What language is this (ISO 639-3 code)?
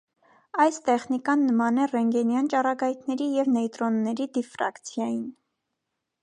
hye